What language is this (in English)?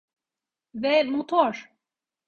Turkish